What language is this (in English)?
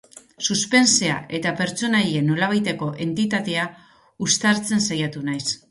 Basque